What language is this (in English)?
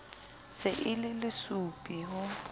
Southern Sotho